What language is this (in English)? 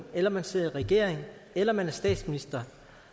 Danish